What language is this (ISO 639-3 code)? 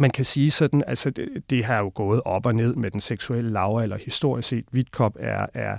dan